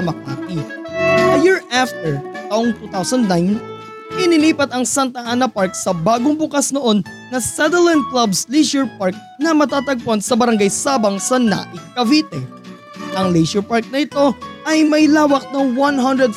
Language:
Filipino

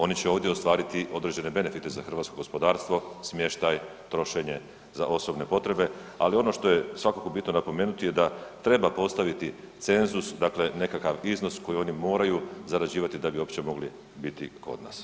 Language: Croatian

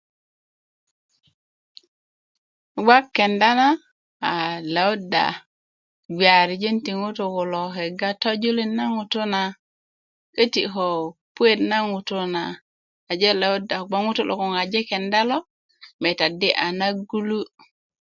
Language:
Kuku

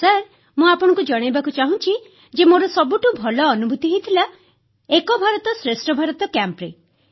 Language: Odia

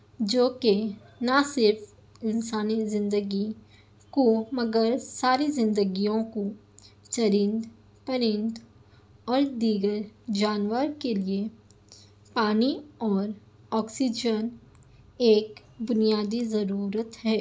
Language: Urdu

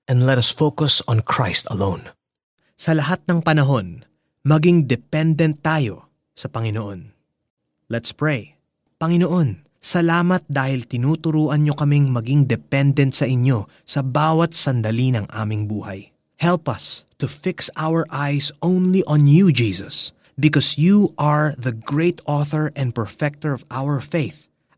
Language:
Filipino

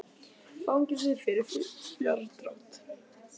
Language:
Icelandic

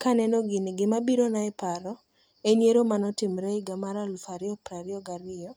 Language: Luo (Kenya and Tanzania)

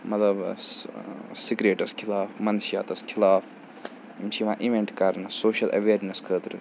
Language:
Kashmiri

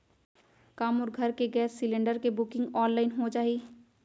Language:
Chhattisgarhi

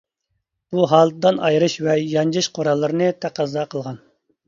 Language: Uyghur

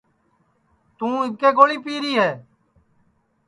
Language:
Sansi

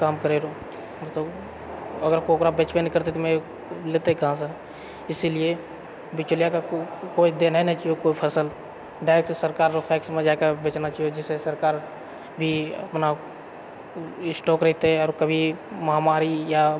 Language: Maithili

